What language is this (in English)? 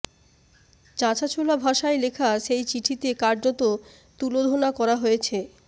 Bangla